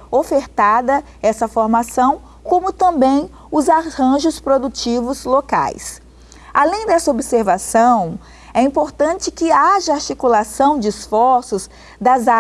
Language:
Portuguese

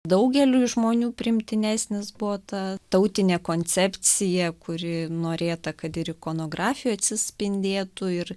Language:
Lithuanian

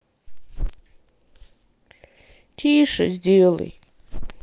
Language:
Russian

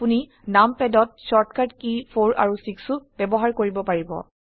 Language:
Assamese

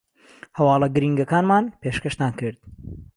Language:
Central Kurdish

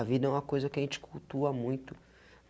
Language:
Portuguese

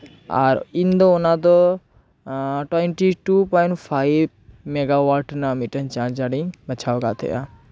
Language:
Santali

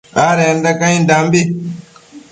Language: Matsés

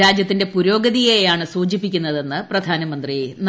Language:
Malayalam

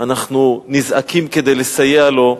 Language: Hebrew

